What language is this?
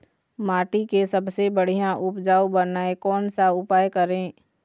Chhattisgarhi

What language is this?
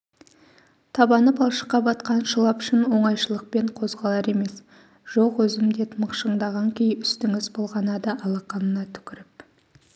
Kazakh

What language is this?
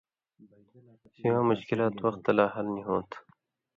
Indus Kohistani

